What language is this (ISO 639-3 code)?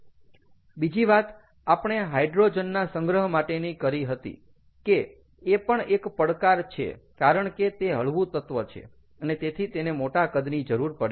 guj